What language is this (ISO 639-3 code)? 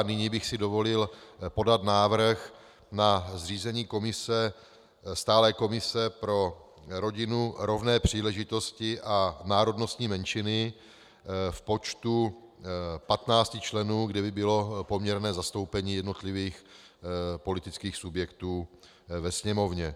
ces